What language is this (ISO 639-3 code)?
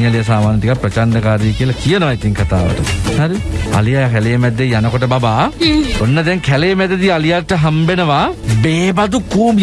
tur